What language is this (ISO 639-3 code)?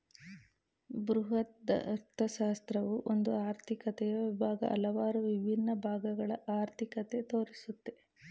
kan